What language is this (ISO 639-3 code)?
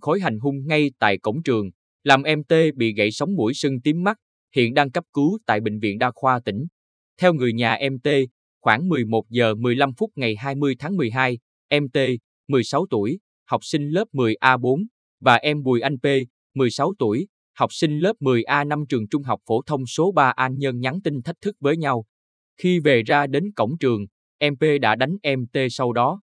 vie